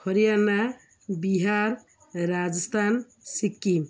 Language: Odia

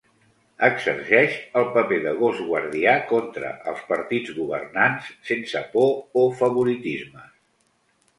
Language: Catalan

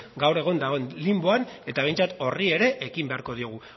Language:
Basque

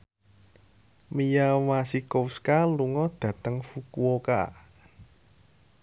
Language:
Javanese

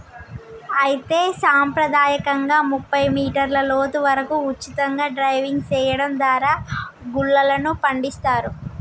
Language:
Telugu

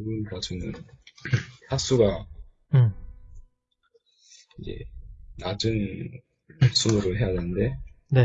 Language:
Korean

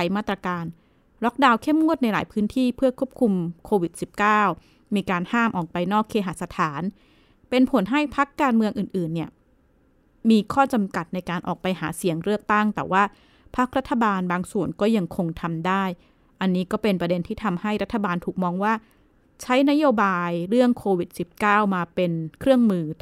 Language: Thai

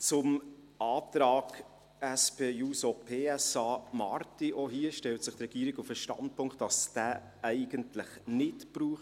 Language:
Swiss German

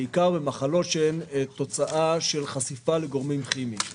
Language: Hebrew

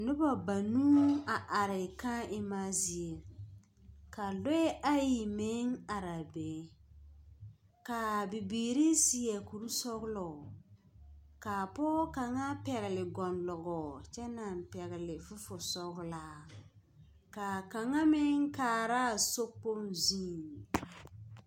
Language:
Southern Dagaare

